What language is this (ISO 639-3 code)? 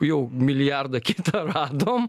lit